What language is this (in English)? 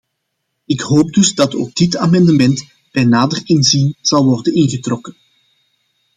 Dutch